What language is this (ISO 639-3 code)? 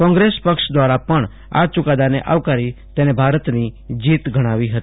guj